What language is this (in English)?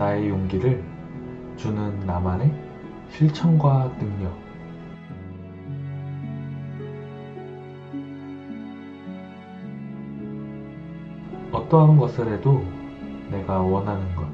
Korean